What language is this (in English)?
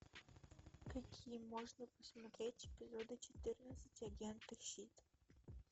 Russian